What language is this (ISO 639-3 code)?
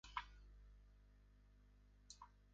tha